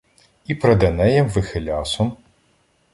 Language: Ukrainian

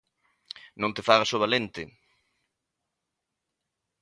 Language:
Galician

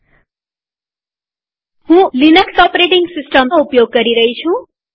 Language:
Gujarati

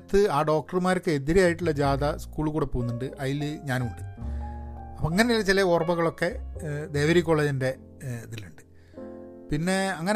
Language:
Malayalam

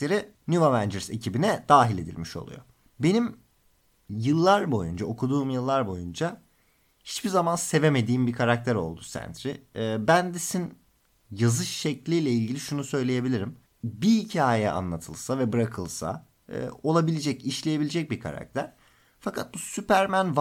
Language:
Turkish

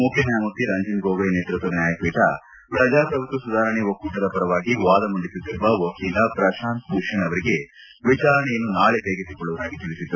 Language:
Kannada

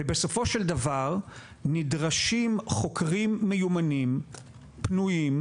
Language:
Hebrew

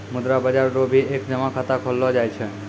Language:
Maithili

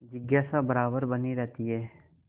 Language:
Hindi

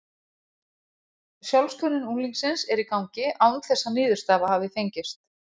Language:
Icelandic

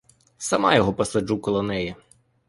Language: Ukrainian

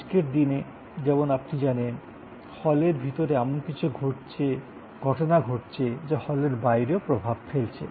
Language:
Bangla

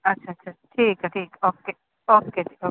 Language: Punjabi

